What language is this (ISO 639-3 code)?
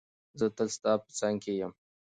pus